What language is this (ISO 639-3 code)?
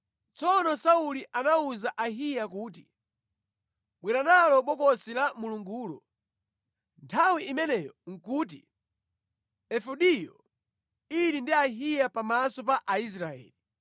nya